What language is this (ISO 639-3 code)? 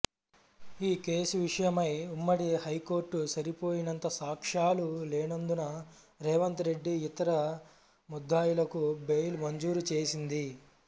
tel